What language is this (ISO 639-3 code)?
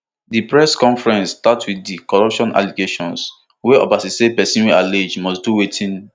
pcm